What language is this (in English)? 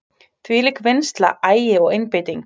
Icelandic